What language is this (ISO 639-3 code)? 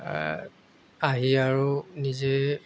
asm